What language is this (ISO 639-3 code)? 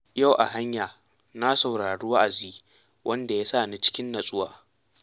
hau